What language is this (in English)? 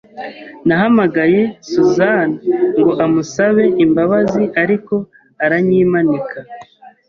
Kinyarwanda